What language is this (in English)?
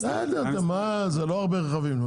Hebrew